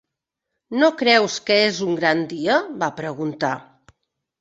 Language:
Catalan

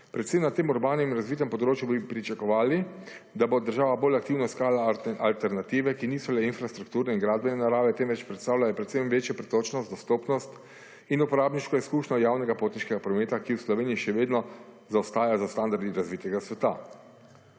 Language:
Slovenian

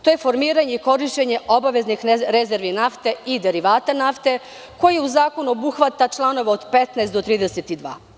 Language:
Serbian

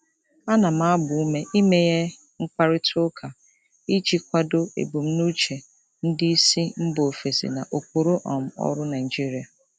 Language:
Igbo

